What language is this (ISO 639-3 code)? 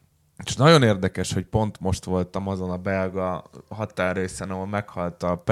hun